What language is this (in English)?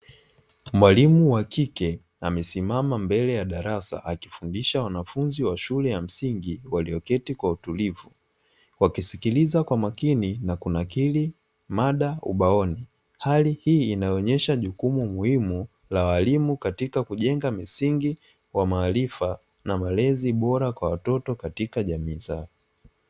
Swahili